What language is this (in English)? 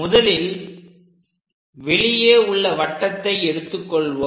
Tamil